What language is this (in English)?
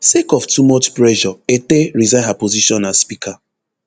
Nigerian Pidgin